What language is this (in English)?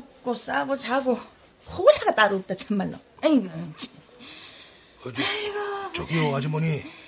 Korean